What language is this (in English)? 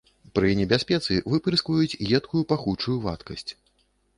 Belarusian